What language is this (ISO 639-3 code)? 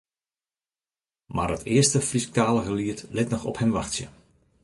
fry